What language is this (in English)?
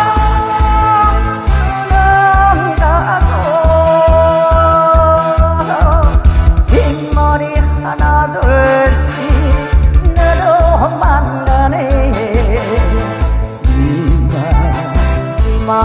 Korean